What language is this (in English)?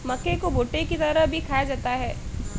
Hindi